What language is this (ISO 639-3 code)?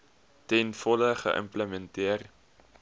afr